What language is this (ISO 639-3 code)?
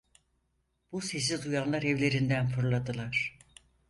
tur